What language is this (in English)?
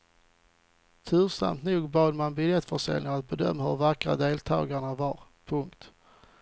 Swedish